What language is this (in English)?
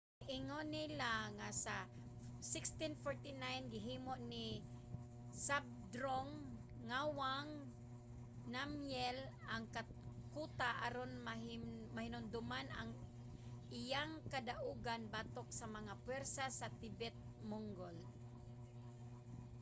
Cebuano